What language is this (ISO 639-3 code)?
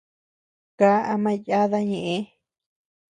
cux